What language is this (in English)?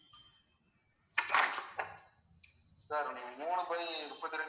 Tamil